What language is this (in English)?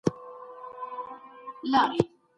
Pashto